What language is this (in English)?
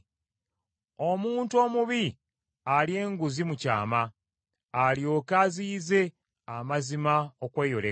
Ganda